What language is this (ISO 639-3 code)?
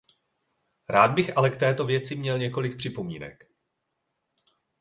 ces